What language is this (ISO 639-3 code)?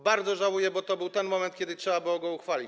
pol